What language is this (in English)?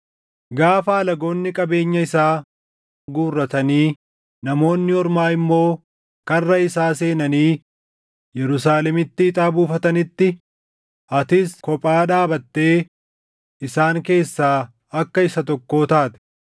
Oromo